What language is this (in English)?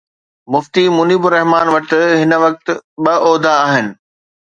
Sindhi